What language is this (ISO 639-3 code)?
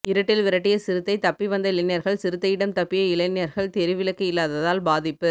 tam